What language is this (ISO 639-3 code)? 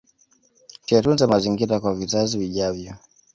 swa